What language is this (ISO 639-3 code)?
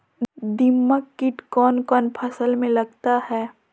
mag